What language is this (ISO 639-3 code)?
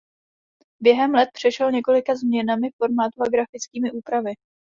ces